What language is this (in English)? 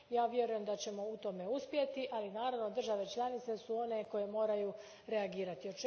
Croatian